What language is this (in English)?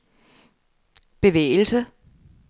Danish